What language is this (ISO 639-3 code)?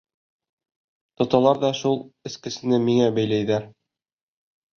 bak